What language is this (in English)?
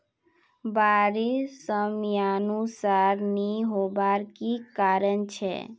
Magahi